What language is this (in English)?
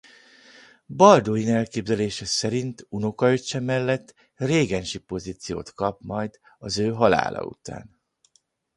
Hungarian